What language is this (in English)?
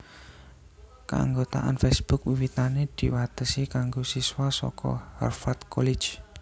Javanese